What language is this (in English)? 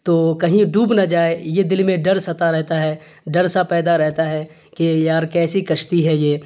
Urdu